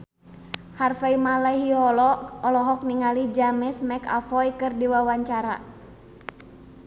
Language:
Sundanese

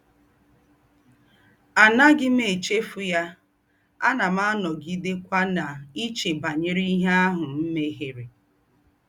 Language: Igbo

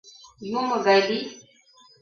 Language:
Mari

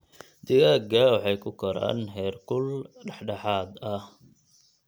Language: Somali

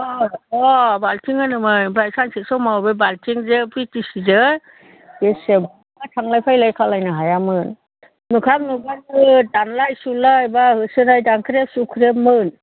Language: Bodo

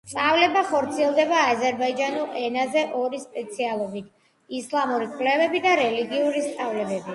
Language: Georgian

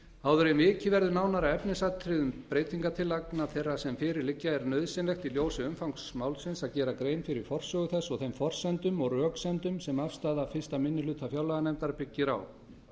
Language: Icelandic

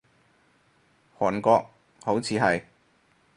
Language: Cantonese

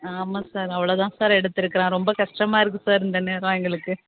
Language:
Tamil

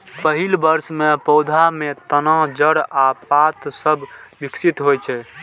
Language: Maithili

